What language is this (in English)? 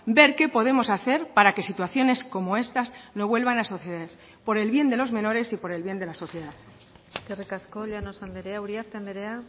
Spanish